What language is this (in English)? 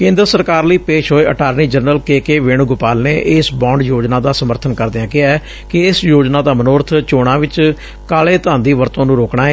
Punjabi